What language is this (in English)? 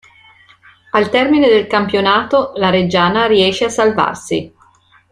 Italian